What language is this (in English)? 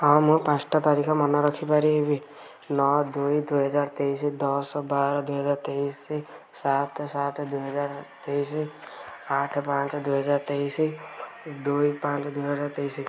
Odia